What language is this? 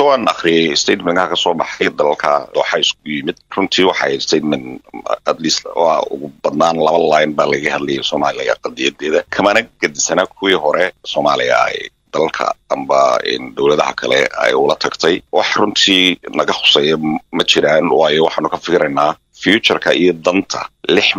Arabic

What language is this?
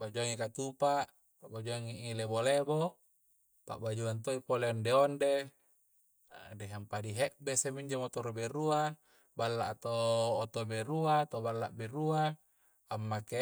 Coastal Konjo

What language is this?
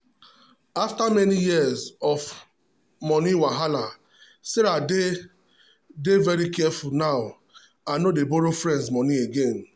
Nigerian Pidgin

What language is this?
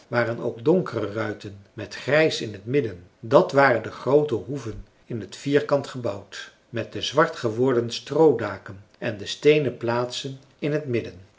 Dutch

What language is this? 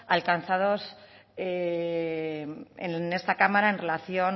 Spanish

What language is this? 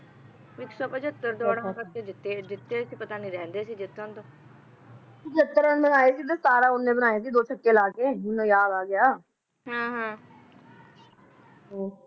Punjabi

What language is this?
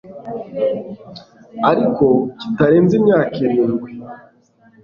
Kinyarwanda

